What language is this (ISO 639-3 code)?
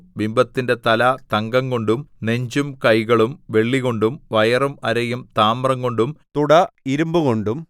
mal